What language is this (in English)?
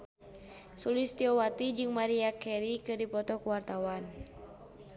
Sundanese